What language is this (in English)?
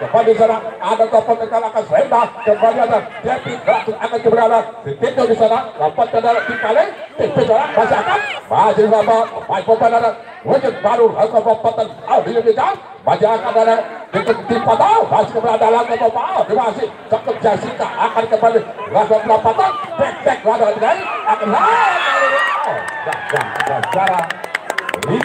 Indonesian